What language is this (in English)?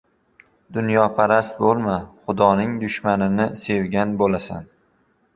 Uzbek